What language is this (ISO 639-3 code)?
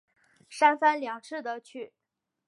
zho